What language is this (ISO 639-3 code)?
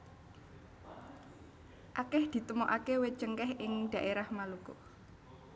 jav